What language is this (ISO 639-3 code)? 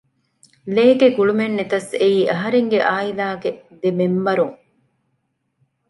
div